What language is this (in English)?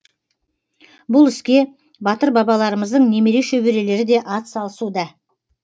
Kazakh